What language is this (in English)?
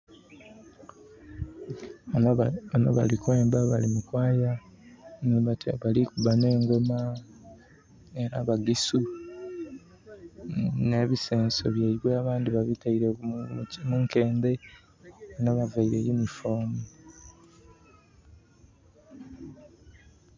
Soga